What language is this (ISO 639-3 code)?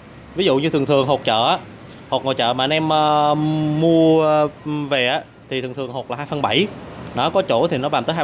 vie